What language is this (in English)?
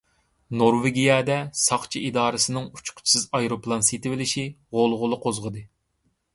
Uyghur